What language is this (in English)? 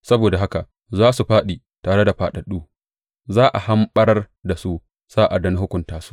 Hausa